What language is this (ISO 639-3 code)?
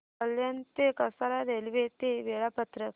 mar